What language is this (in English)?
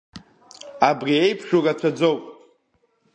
Abkhazian